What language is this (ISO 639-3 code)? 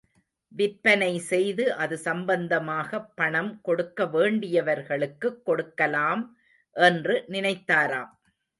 tam